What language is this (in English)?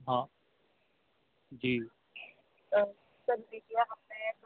Urdu